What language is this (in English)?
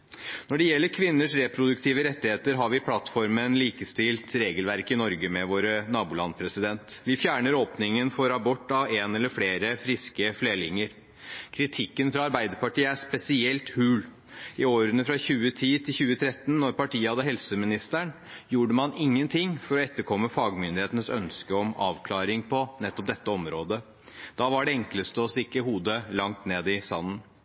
Norwegian Bokmål